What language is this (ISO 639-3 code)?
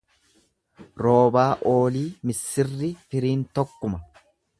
orm